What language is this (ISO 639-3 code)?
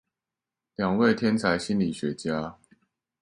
zho